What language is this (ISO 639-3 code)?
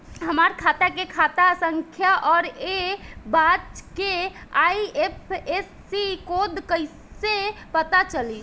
bho